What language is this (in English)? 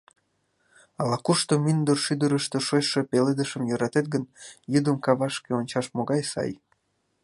Mari